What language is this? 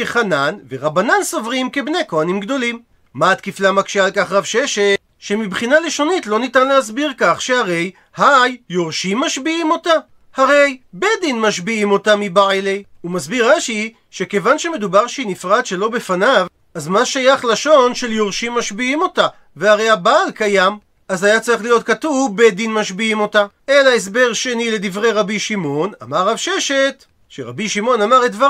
Hebrew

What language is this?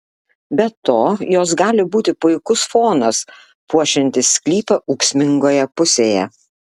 Lithuanian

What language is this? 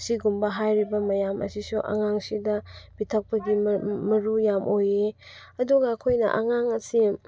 Manipuri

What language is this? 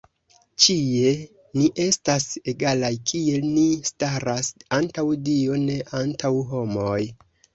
Esperanto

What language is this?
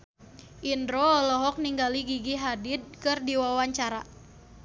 Sundanese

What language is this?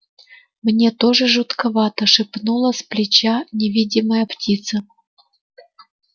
Russian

